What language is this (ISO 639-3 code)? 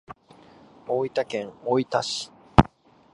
jpn